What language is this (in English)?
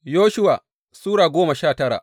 Hausa